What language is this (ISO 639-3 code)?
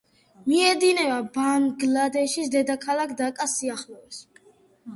kat